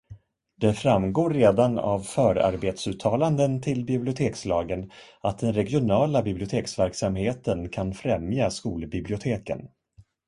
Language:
Swedish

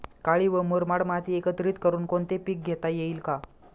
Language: Marathi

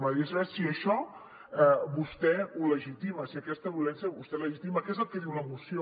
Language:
Catalan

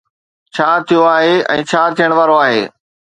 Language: Sindhi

